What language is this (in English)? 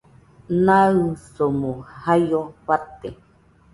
Nüpode Huitoto